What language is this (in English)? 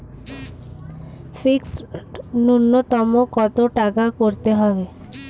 Bangla